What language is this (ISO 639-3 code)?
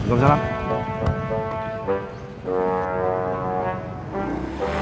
ind